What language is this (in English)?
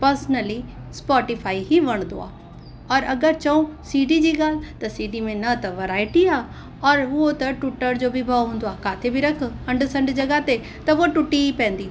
Sindhi